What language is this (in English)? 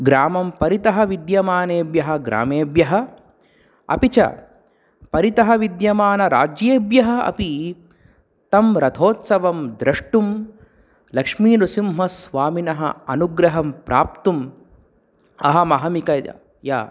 Sanskrit